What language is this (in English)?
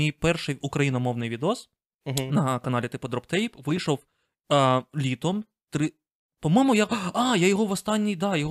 Ukrainian